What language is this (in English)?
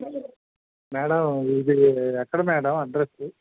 Telugu